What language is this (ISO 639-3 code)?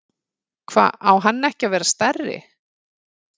isl